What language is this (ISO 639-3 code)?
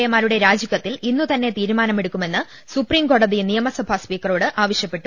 mal